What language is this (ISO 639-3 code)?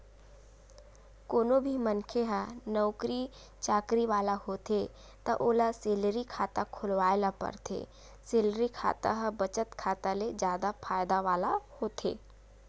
hne